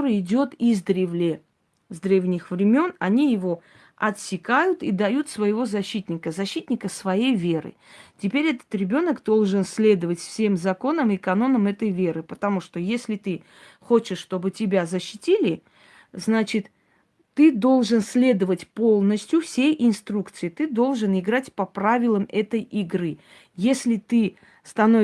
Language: Russian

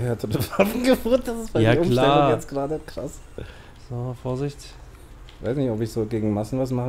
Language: German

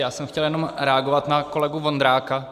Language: Czech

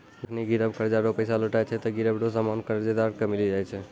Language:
Maithili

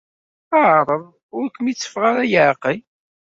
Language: Kabyle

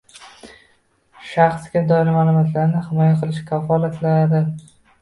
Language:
Uzbek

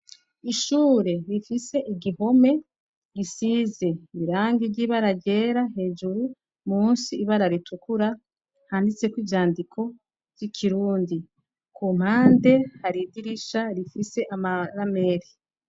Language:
Rundi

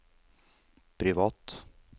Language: Norwegian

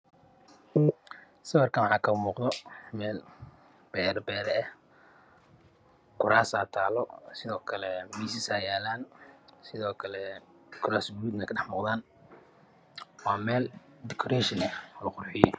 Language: Somali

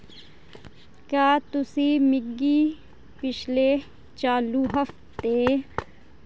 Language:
Dogri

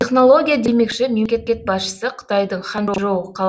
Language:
Kazakh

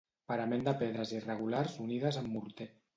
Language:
Catalan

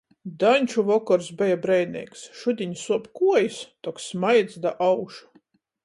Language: Latgalian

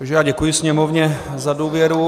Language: Czech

